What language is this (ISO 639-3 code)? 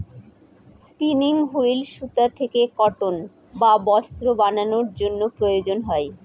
ben